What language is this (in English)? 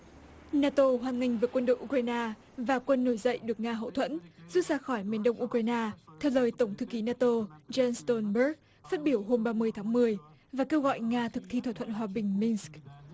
Vietnamese